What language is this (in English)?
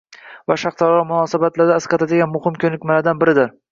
Uzbek